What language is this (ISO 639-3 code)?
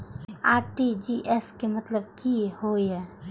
mai